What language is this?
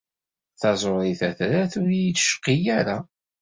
Kabyle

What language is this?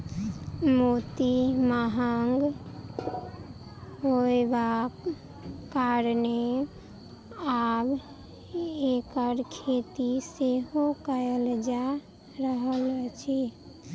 Maithili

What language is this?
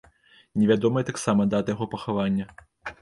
Belarusian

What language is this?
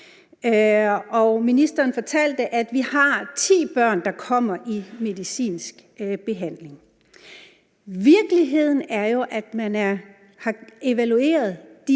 Danish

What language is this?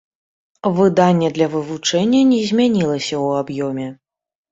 Belarusian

